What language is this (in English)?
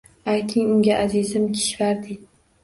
Uzbek